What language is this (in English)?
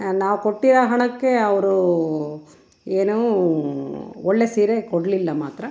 Kannada